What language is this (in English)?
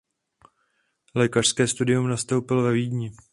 Czech